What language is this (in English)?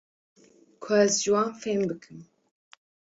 Kurdish